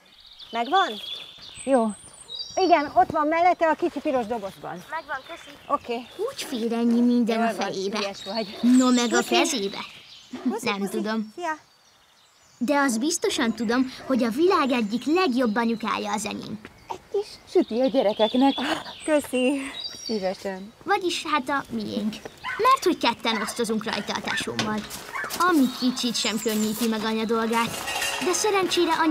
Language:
Hungarian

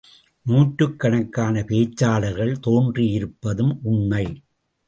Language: Tamil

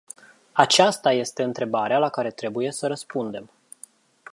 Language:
Romanian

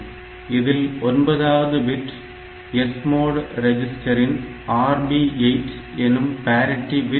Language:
Tamil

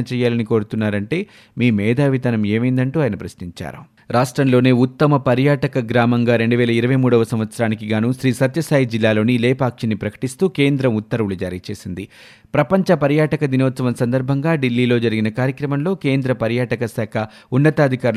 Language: Telugu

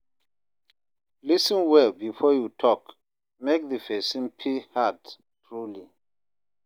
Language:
Nigerian Pidgin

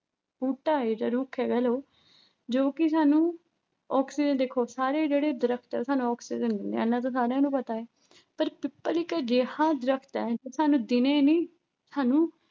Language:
Punjabi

